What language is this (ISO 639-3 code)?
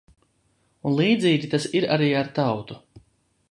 lav